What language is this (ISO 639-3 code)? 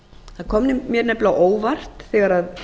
isl